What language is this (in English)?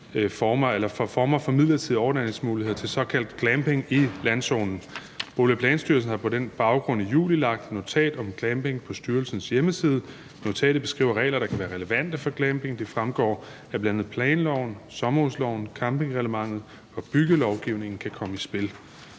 Danish